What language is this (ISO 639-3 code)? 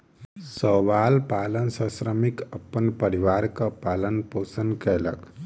mai